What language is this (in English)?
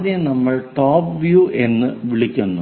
Malayalam